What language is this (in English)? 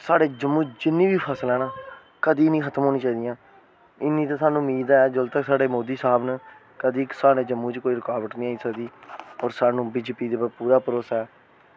Dogri